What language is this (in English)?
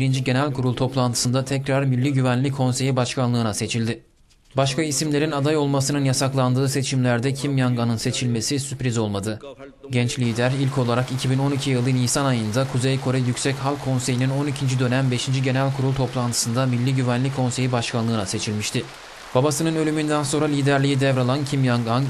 Turkish